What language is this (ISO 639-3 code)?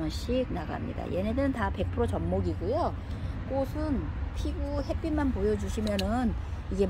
kor